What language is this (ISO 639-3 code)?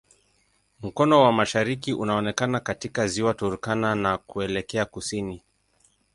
swa